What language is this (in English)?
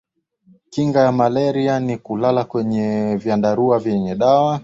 Swahili